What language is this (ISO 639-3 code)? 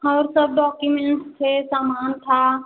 hin